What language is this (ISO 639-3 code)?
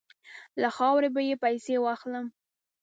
pus